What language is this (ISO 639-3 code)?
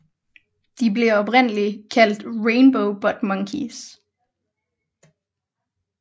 dan